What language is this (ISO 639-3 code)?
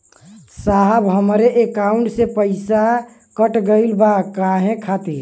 bho